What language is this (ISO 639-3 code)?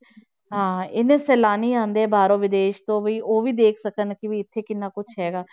pan